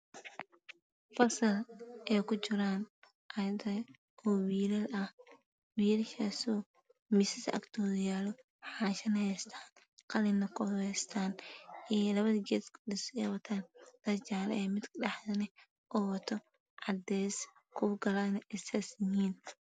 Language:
Somali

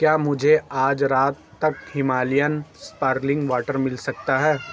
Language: Urdu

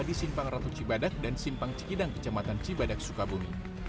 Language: Indonesian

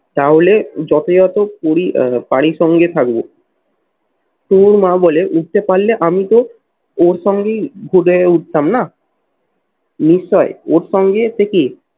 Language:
Bangla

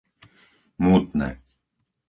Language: Slovak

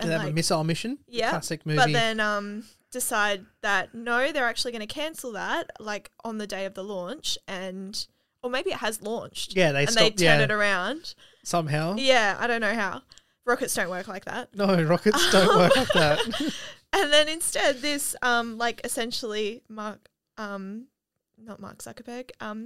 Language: English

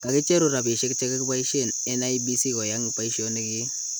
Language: Kalenjin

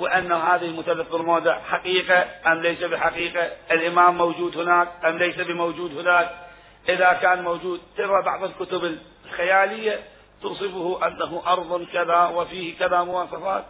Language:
Arabic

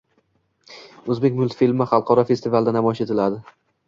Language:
Uzbek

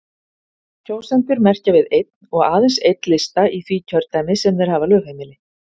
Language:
Icelandic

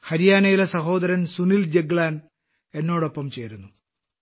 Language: Malayalam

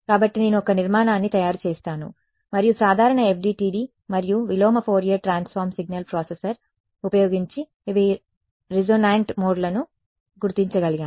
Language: Telugu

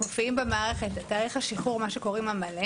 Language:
Hebrew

